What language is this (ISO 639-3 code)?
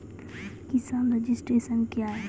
mai